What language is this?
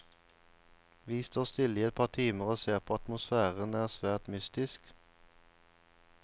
Norwegian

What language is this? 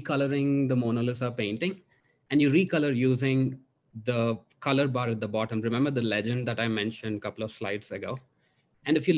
English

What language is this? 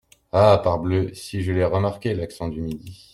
French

